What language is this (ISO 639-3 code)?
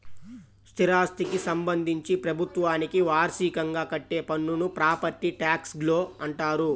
tel